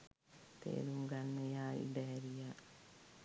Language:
Sinhala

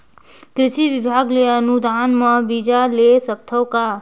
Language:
Chhattisgarhi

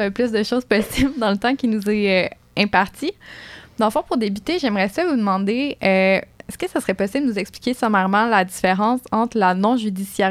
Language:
French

